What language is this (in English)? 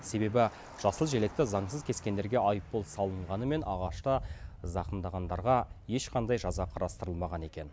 Kazakh